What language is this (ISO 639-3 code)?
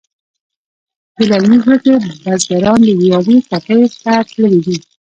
pus